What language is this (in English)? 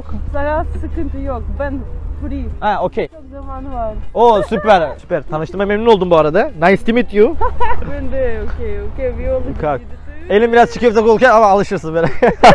Turkish